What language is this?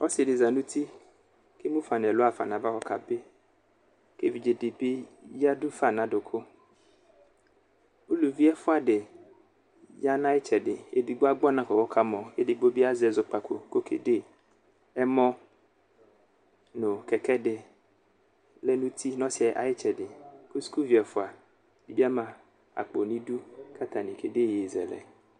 Ikposo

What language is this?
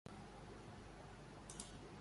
Russian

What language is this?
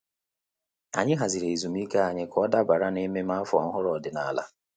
Igbo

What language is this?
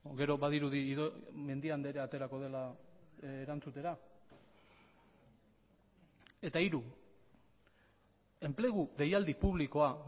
Basque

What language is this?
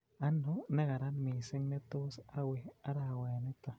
Kalenjin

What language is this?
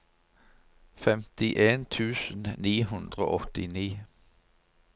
Norwegian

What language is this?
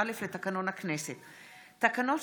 Hebrew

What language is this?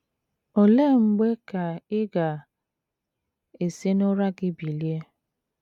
Igbo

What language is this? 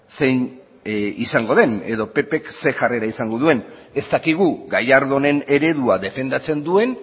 Basque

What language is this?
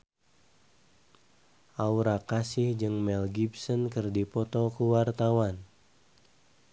Sundanese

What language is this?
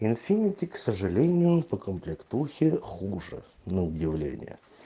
Russian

